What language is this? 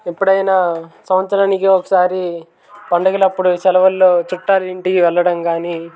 Telugu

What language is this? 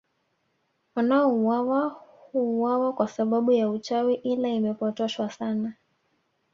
Swahili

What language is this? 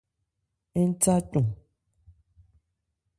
Ebrié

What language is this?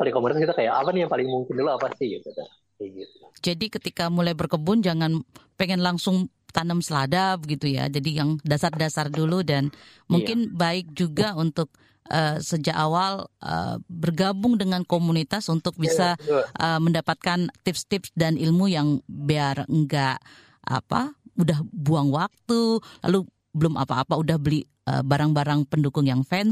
Indonesian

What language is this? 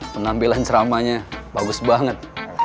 Indonesian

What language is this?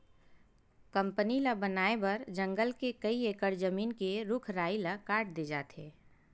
Chhattisgarhi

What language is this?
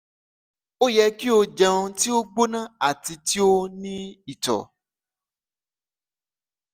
Yoruba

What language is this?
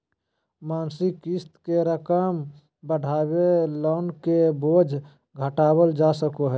Magahi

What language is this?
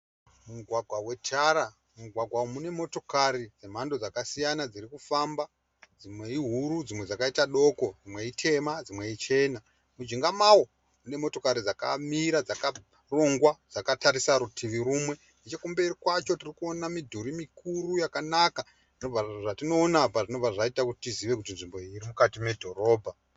Shona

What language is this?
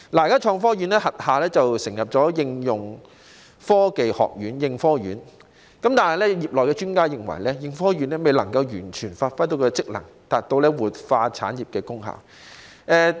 Cantonese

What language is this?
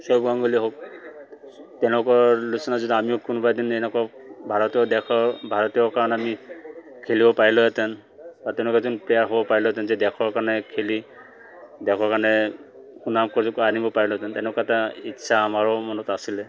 Assamese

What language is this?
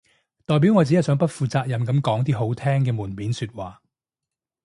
Cantonese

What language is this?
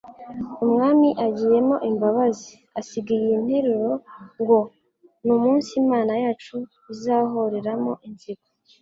Kinyarwanda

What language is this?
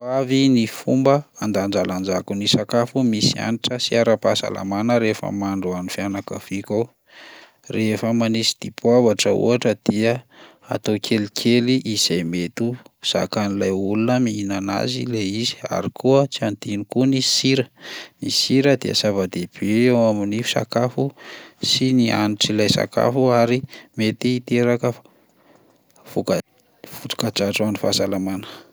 Malagasy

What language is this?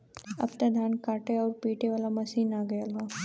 Bhojpuri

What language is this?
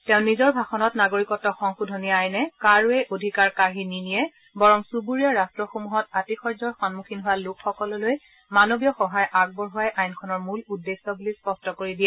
Assamese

